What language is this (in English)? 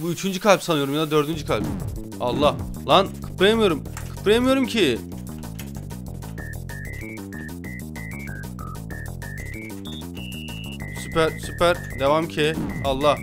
Turkish